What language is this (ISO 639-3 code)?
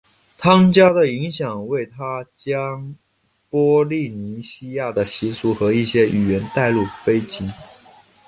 zho